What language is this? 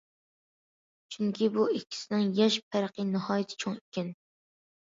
Uyghur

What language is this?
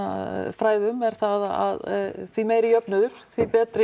Icelandic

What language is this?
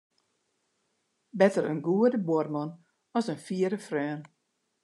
Western Frisian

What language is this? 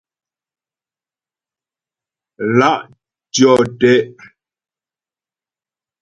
Ghomala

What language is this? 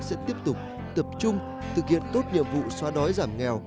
Vietnamese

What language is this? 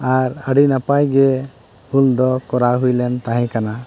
Santali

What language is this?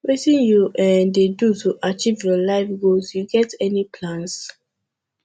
Nigerian Pidgin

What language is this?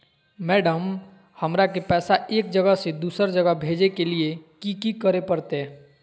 Magahi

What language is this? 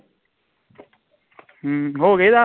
Punjabi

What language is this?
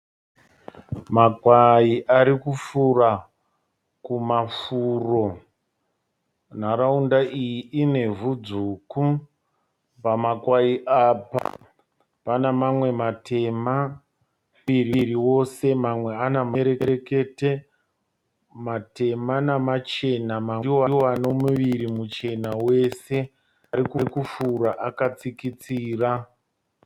Shona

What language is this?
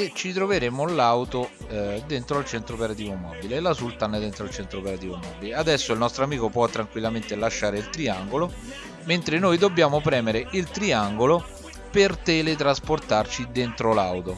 Italian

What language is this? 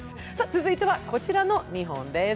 Japanese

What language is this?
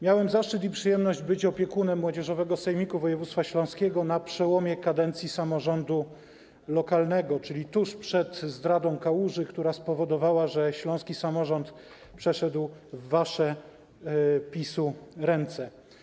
Polish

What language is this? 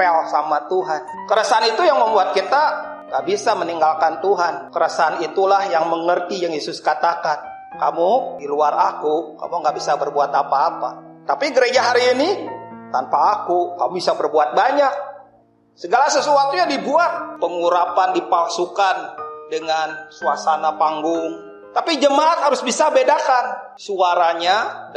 Indonesian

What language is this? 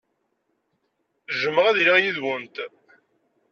Kabyle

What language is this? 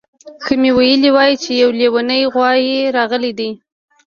Pashto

